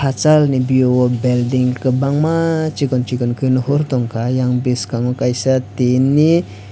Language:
Kok Borok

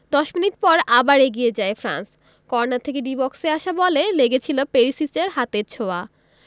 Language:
Bangla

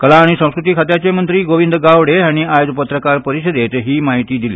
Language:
Konkani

